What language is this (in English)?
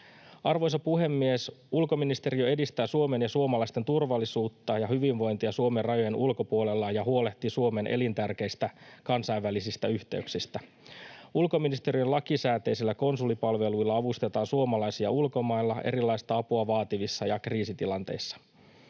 Finnish